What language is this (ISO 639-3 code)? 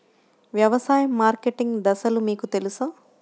tel